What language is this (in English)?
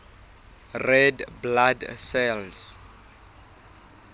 Southern Sotho